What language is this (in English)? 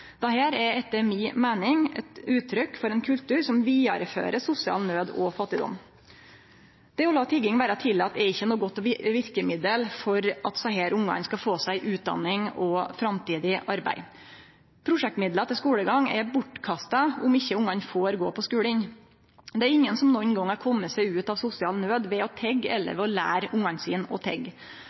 Norwegian Nynorsk